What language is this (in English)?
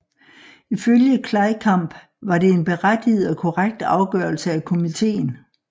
Danish